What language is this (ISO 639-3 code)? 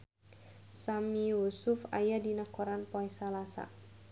sun